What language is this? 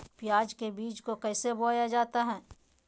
Magahi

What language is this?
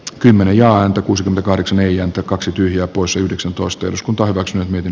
Finnish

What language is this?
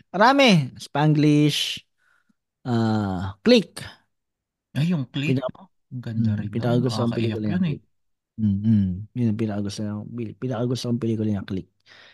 Filipino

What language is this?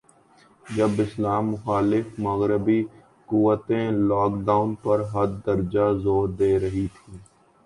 Urdu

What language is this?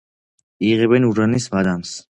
Georgian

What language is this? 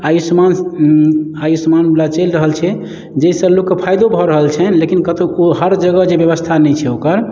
Maithili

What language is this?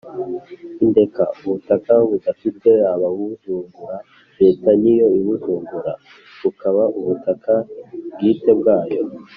Kinyarwanda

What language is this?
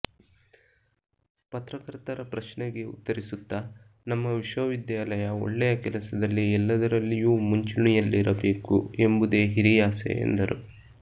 Kannada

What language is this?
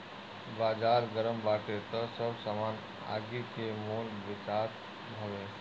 Bhojpuri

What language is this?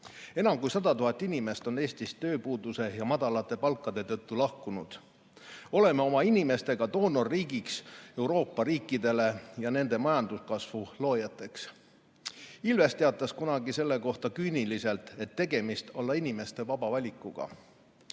Estonian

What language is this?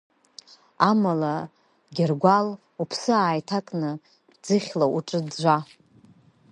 Abkhazian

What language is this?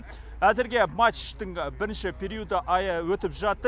Kazakh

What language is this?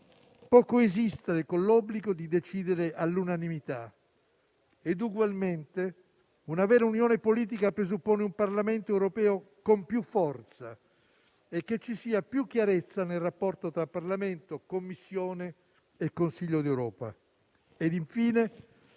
Italian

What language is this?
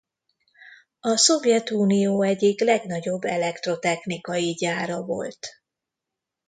Hungarian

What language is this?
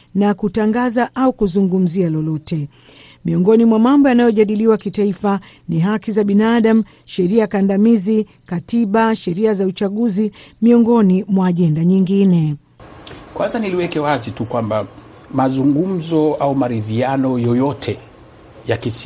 Swahili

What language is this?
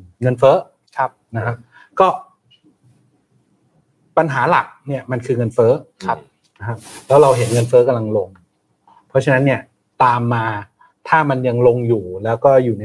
Thai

